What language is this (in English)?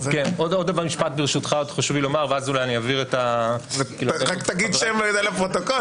Hebrew